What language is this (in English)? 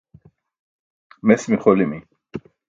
Burushaski